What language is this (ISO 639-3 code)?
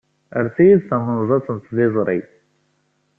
kab